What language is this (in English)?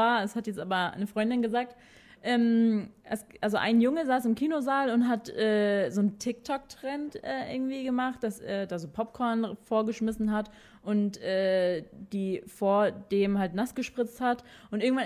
German